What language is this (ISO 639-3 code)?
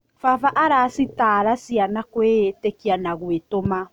kik